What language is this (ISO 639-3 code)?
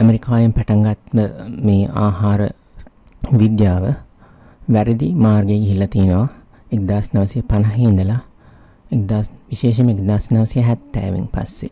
ind